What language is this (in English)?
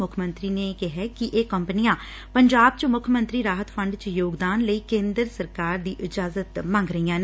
Punjabi